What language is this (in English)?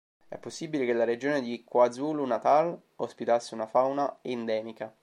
Italian